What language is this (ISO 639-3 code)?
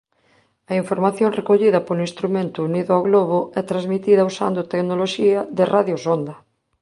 glg